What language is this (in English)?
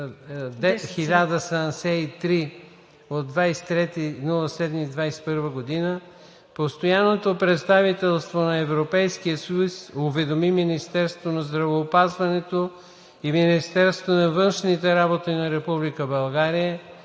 Bulgarian